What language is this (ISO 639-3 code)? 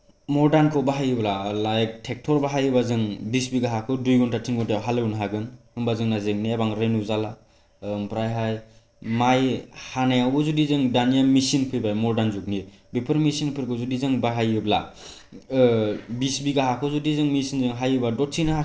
brx